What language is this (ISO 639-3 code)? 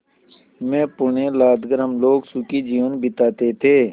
hin